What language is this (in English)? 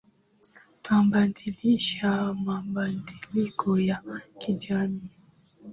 Swahili